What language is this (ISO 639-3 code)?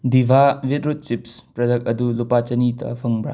mni